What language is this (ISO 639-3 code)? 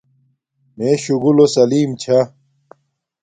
dmk